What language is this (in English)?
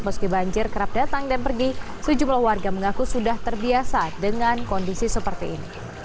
Indonesian